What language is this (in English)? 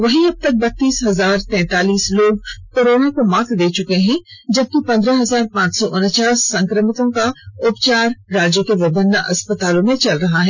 Hindi